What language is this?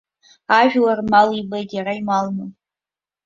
Abkhazian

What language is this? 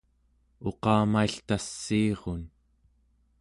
Central Yupik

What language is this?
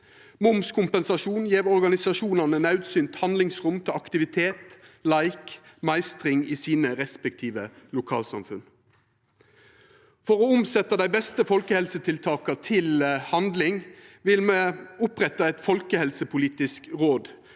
Norwegian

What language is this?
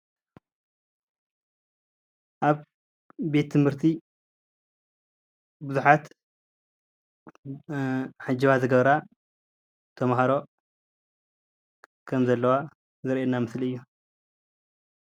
Tigrinya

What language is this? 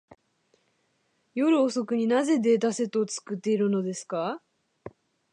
Japanese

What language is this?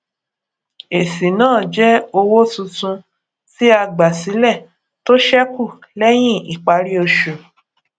Yoruba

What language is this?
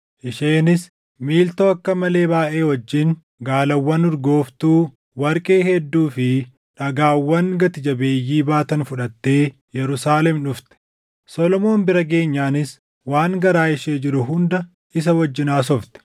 Oromo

